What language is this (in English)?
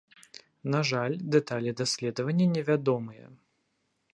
Belarusian